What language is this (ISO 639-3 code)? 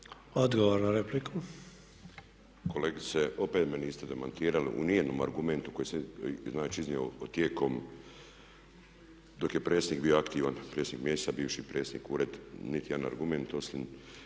hrv